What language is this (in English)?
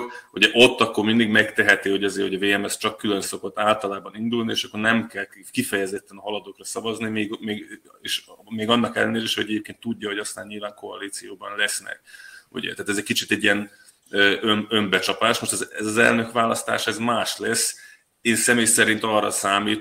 Hungarian